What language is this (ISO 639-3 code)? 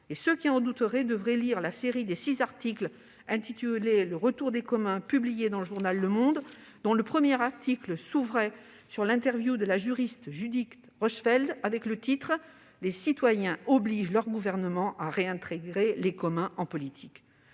fra